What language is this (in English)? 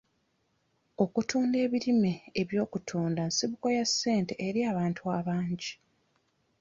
Ganda